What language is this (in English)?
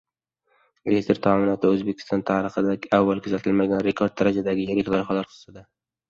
Uzbek